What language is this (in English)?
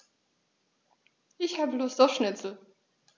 German